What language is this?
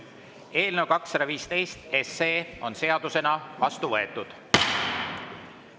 Estonian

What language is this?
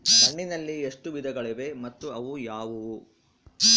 Kannada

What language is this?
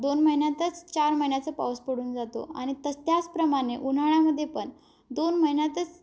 Marathi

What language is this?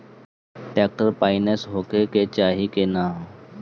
Bhojpuri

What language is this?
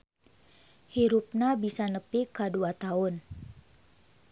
Sundanese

